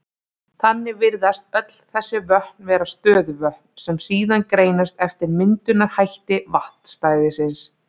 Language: Icelandic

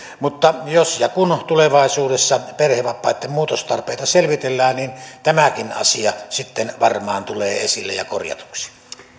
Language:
Finnish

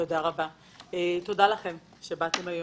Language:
Hebrew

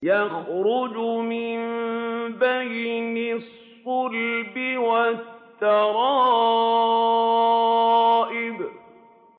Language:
Arabic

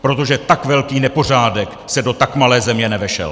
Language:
Czech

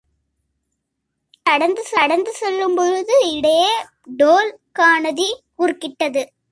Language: Tamil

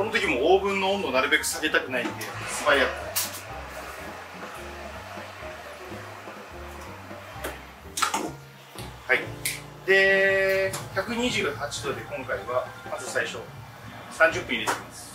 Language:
Japanese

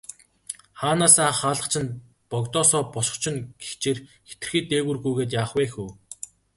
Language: Mongolian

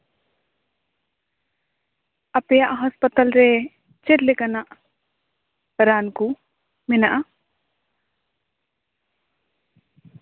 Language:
Santali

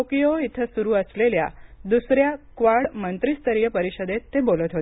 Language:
Marathi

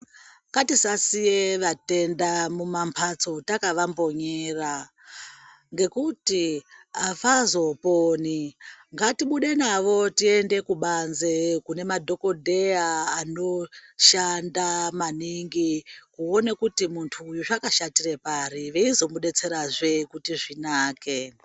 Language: Ndau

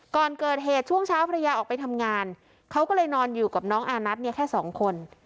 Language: Thai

